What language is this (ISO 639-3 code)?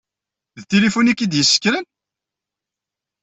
kab